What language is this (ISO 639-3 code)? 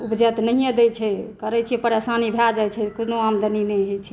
mai